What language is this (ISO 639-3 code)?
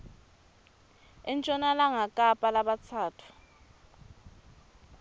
ssw